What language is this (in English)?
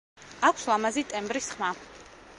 Georgian